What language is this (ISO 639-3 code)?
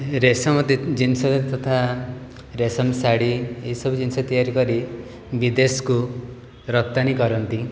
ori